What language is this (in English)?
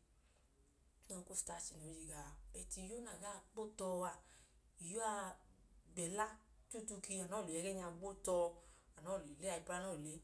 Idoma